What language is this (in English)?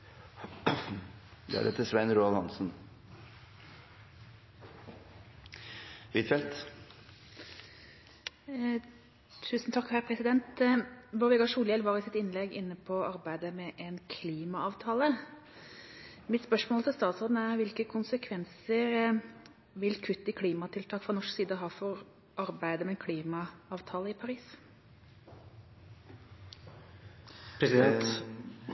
Norwegian